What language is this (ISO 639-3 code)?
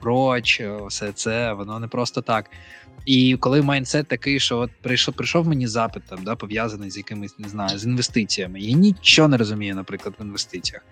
ukr